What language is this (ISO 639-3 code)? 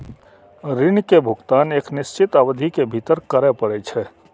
mai